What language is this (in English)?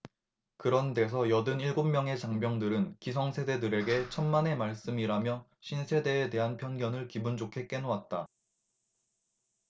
Korean